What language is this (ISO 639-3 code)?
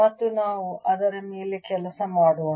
kan